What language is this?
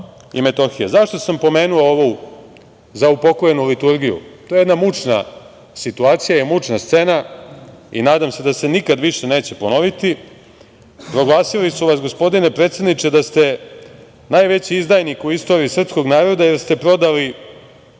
Serbian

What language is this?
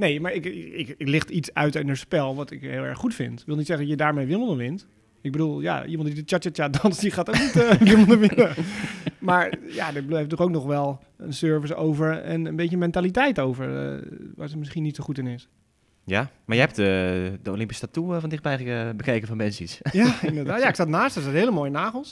Dutch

